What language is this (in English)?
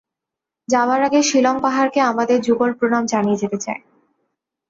Bangla